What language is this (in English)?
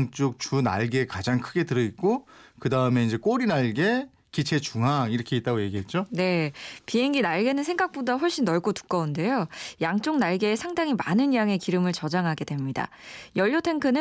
Korean